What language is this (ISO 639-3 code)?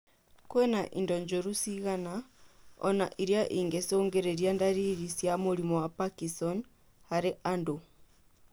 kik